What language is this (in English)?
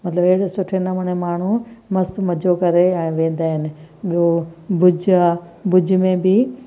Sindhi